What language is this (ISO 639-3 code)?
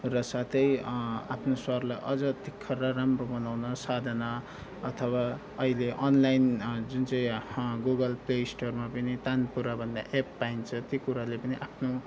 nep